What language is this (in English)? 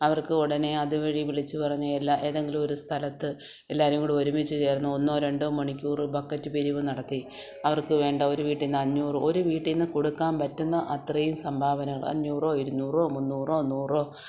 Malayalam